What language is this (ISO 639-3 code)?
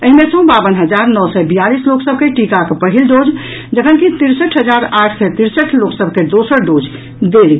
mai